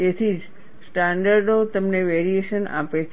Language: Gujarati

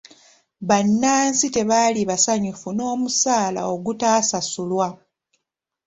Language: Ganda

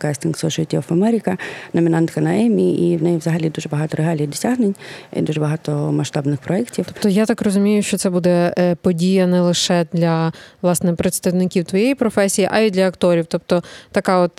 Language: Ukrainian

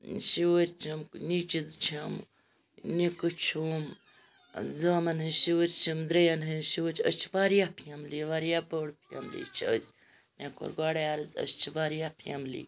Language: Kashmiri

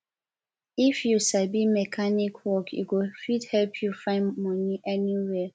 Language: Nigerian Pidgin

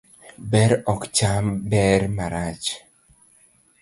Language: Luo (Kenya and Tanzania)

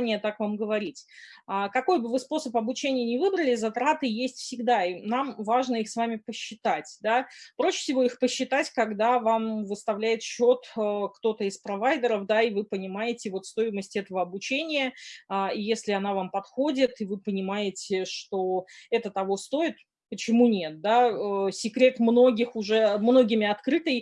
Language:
Russian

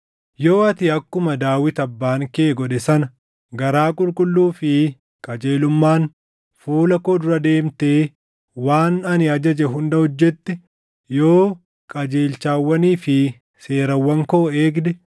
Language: Oromo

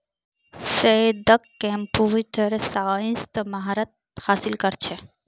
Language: Magahi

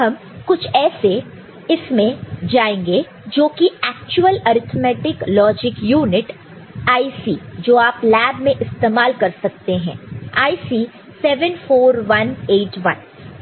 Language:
Hindi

